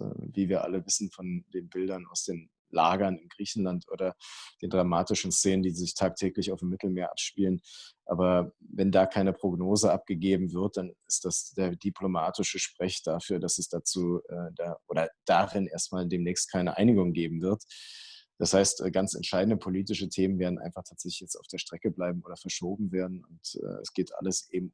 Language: German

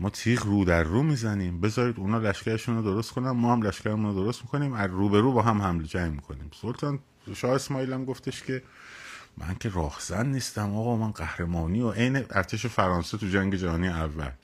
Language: Persian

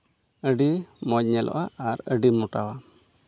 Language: Santali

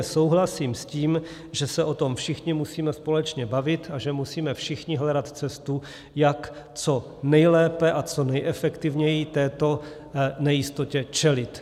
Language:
Czech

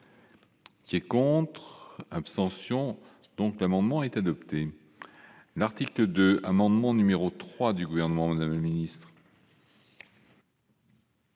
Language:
French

